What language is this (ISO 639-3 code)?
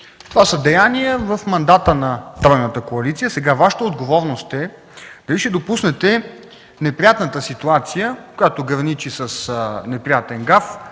bul